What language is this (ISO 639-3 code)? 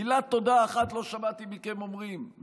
heb